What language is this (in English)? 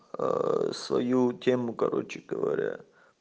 Russian